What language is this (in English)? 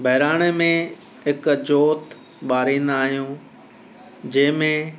Sindhi